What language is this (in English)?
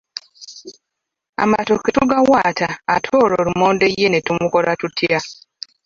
Ganda